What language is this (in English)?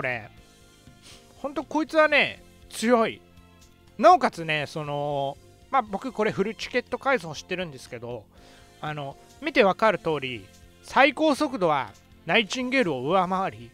Japanese